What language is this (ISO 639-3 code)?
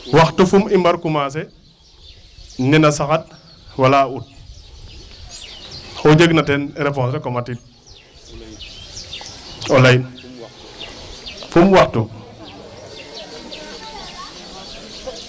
wol